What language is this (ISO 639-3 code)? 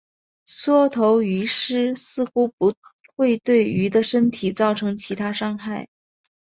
zho